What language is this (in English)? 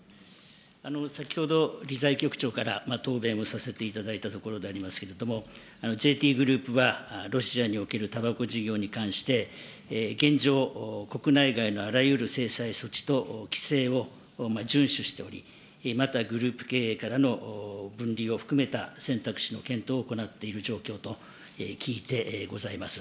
Japanese